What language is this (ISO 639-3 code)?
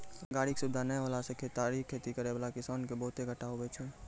mai